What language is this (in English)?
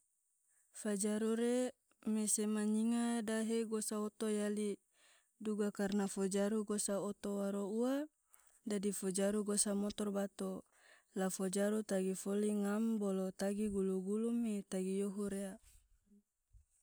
Tidore